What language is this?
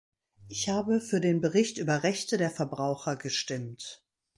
German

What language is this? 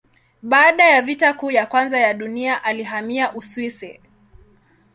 Swahili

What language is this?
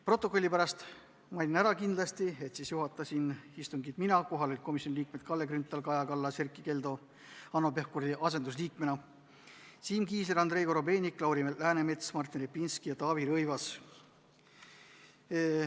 Estonian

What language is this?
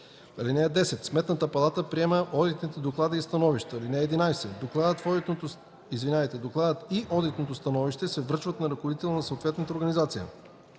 Bulgarian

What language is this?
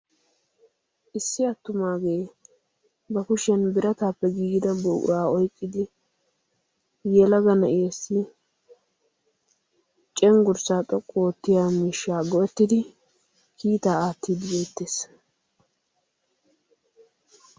Wolaytta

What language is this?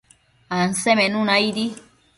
Matsés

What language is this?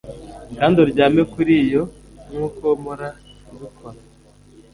Kinyarwanda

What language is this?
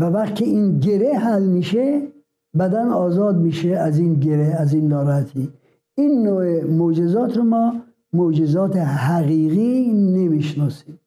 Persian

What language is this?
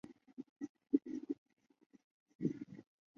Chinese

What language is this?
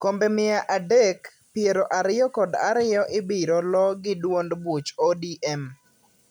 Luo (Kenya and Tanzania)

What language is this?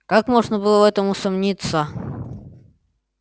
Russian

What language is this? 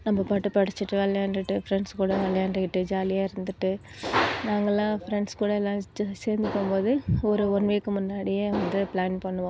Tamil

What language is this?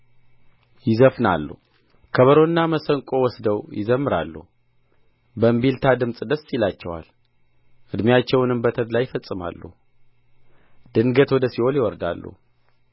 Amharic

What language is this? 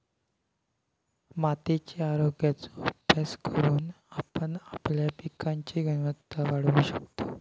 Marathi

